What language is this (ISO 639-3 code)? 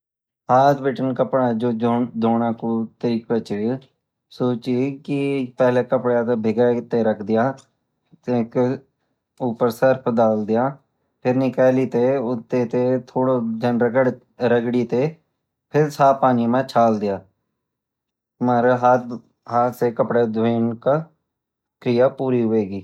gbm